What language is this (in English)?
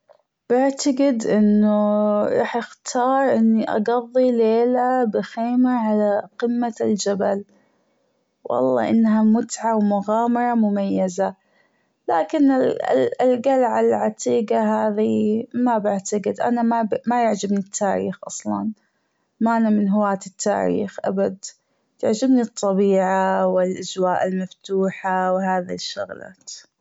Gulf Arabic